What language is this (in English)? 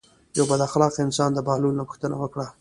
Pashto